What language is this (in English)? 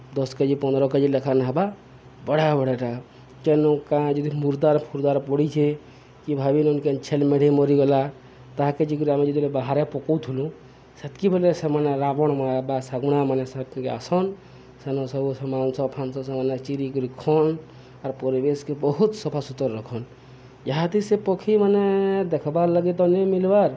Odia